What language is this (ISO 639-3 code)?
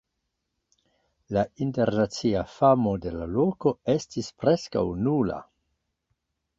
epo